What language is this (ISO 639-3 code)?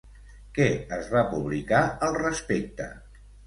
cat